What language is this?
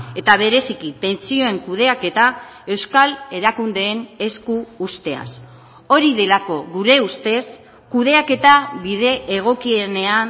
Basque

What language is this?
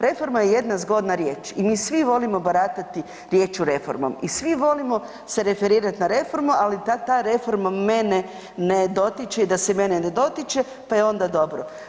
Croatian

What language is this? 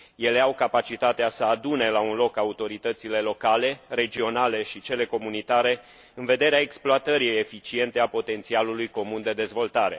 Romanian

